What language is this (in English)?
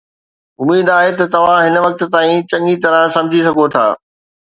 Sindhi